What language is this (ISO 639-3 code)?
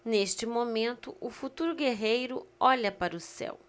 por